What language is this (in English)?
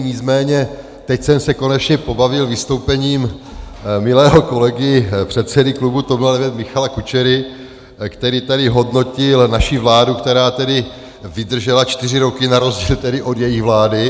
Czech